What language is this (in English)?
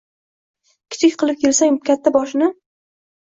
Uzbek